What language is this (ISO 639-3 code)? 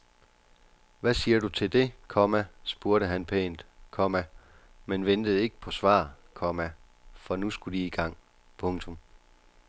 dan